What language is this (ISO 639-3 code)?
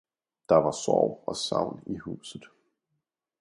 dan